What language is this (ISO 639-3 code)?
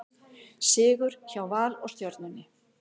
isl